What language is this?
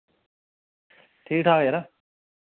Dogri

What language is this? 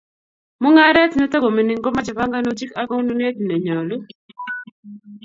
Kalenjin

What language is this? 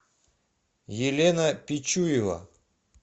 Russian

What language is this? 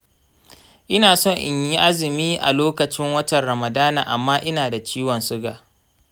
Hausa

